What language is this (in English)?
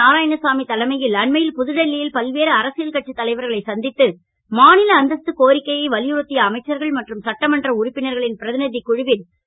Tamil